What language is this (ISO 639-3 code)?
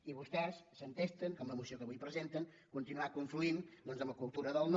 cat